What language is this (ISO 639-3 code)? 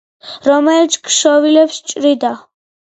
kat